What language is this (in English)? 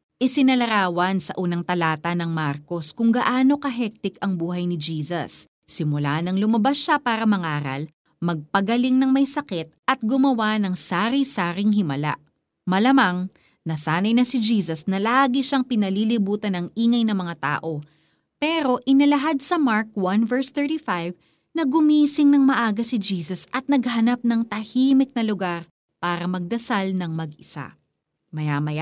Filipino